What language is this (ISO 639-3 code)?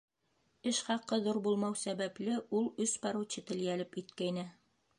bak